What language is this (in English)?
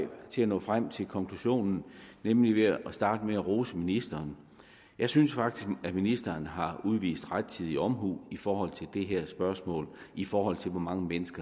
Danish